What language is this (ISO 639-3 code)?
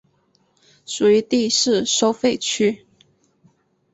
zho